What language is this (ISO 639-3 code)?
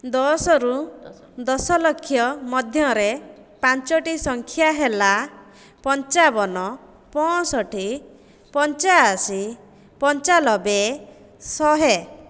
ori